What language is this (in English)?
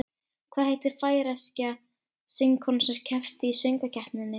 Icelandic